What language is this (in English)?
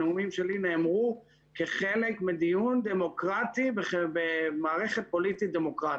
Hebrew